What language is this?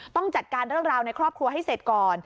Thai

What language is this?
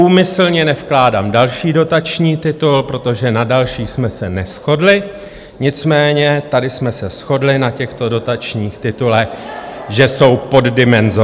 Czech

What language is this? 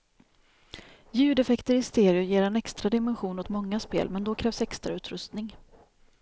Swedish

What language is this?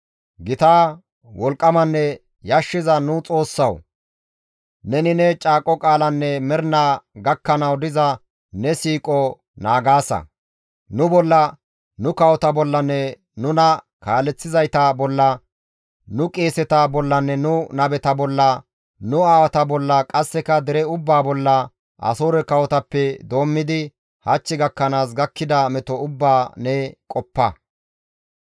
Gamo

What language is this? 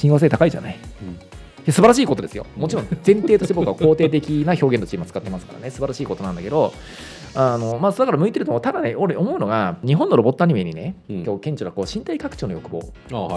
Japanese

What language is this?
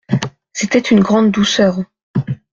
French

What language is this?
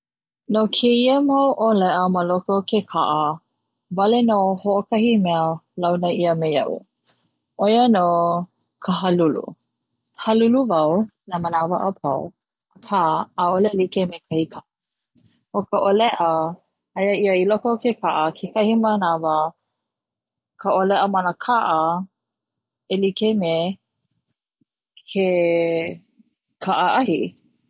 Hawaiian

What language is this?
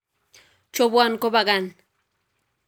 Kalenjin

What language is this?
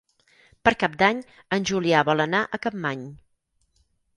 Catalan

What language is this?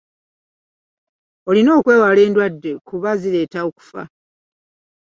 Ganda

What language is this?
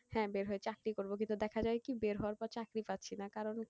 Bangla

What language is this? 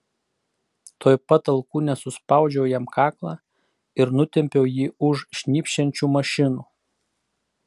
Lithuanian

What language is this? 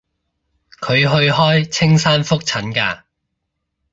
Cantonese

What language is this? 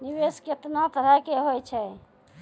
Maithili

